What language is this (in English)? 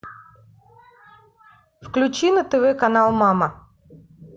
Russian